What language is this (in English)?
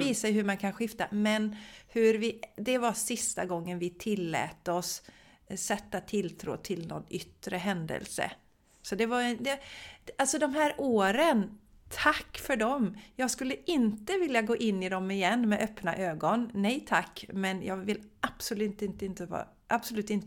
Swedish